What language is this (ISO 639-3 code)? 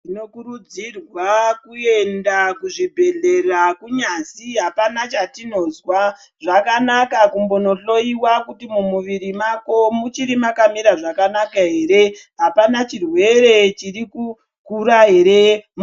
ndc